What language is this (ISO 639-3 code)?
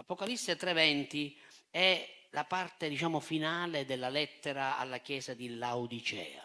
ita